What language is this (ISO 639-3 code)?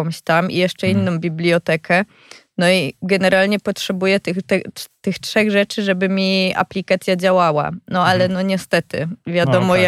pol